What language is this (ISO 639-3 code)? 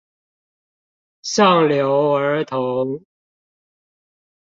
zho